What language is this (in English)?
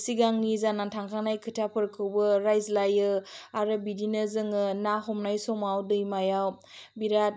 Bodo